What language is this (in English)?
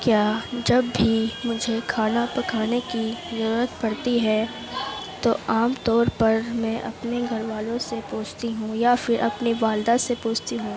Urdu